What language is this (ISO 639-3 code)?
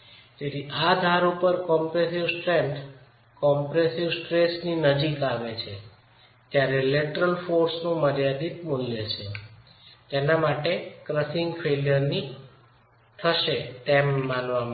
guj